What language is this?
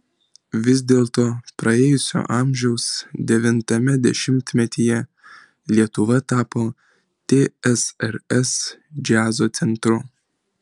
Lithuanian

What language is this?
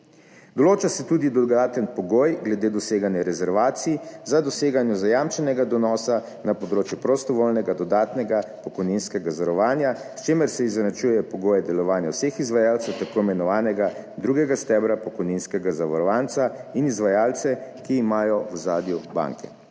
Slovenian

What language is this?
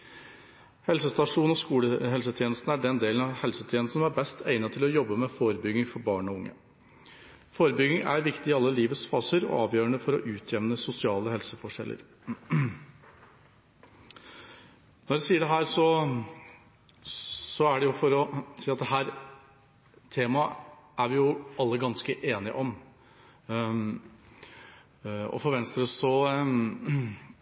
Norwegian Bokmål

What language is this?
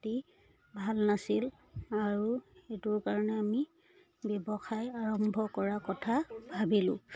Assamese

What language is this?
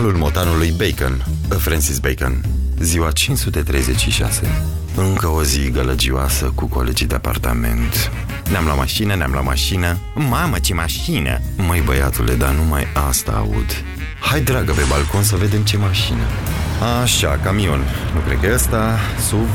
Romanian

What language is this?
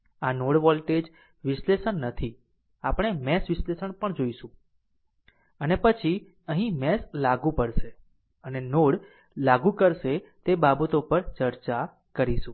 Gujarati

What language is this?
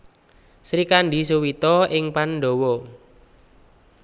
Javanese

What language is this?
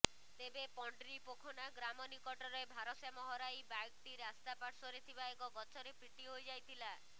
Odia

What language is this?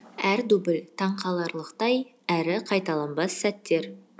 Kazakh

